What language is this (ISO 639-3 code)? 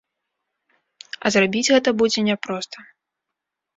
bel